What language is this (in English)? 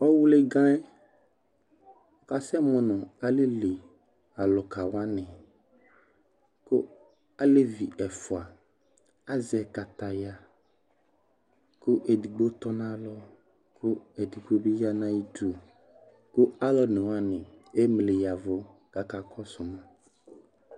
Ikposo